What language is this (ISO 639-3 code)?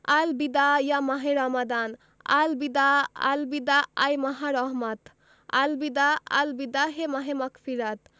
ben